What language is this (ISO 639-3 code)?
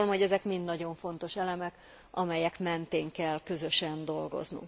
hun